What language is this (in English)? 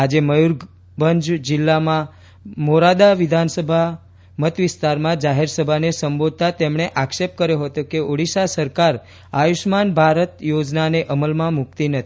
Gujarati